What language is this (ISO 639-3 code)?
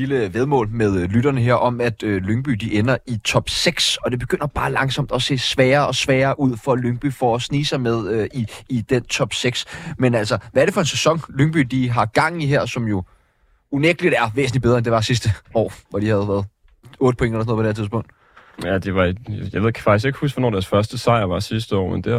dan